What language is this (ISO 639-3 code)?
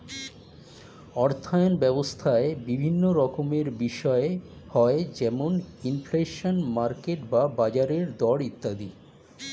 ben